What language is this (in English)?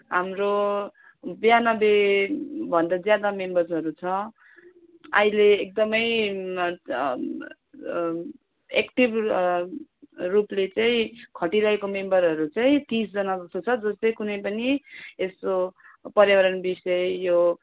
Nepali